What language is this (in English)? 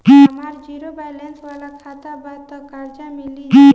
Bhojpuri